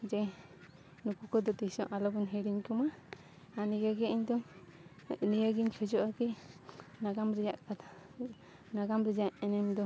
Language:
Santali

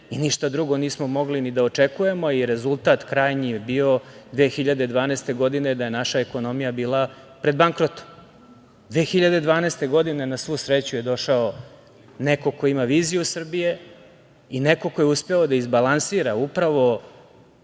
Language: Serbian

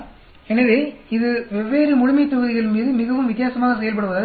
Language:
Tamil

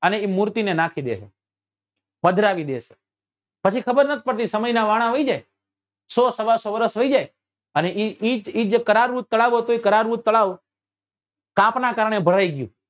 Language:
Gujarati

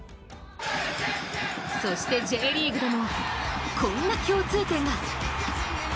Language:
Japanese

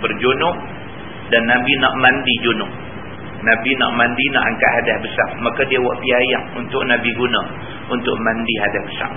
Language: Malay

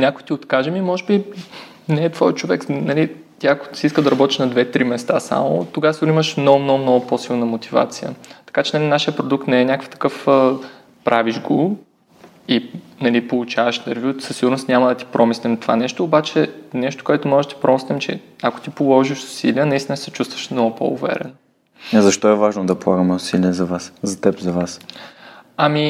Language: Bulgarian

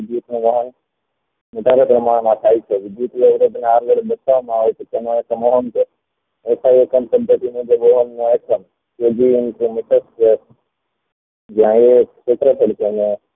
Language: Gujarati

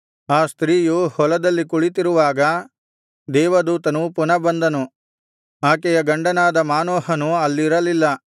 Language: Kannada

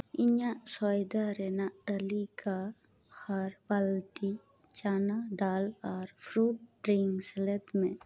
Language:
Santali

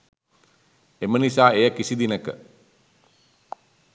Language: Sinhala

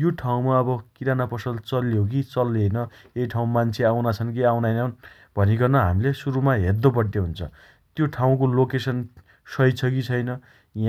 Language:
Dotyali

